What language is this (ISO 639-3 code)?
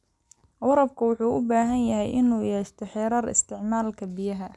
som